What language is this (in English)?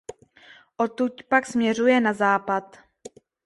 Czech